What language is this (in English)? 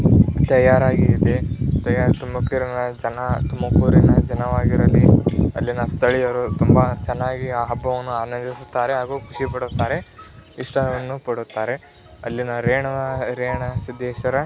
Kannada